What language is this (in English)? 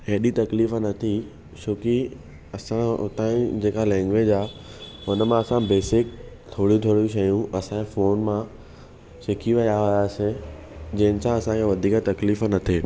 Sindhi